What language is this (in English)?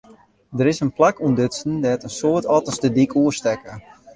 Western Frisian